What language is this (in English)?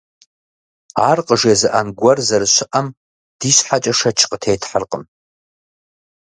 Kabardian